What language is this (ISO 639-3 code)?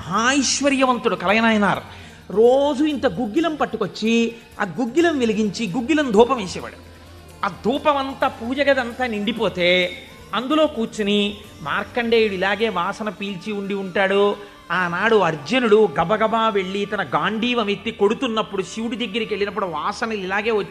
hin